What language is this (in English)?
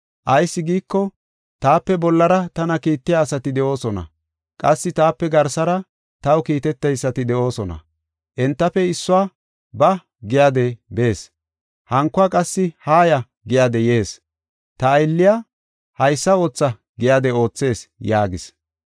Gofa